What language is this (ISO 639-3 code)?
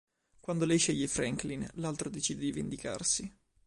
ita